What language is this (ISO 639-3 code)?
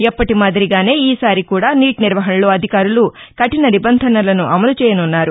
tel